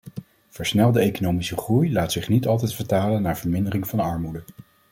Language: Dutch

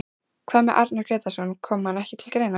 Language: Icelandic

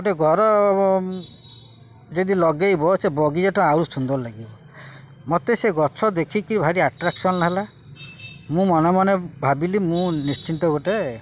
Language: Odia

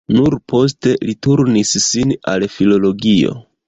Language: Esperanto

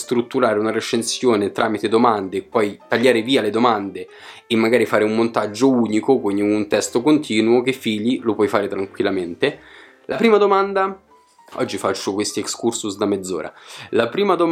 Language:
Italian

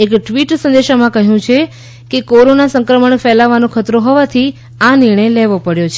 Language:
Gujarati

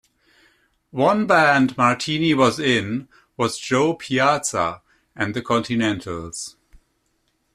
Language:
English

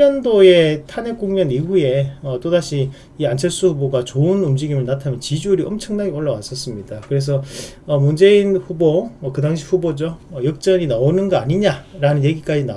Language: Korean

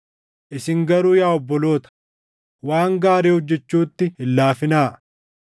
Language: Oromo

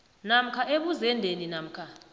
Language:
South Ndebele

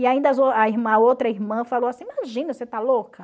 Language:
Portuguese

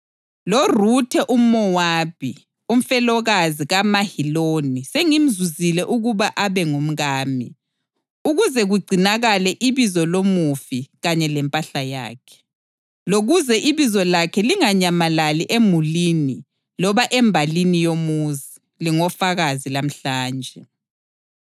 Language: North Ndebele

